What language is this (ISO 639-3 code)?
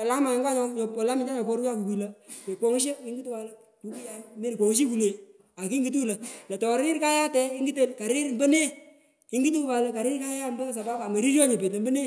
pko